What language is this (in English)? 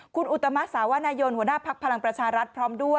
Thai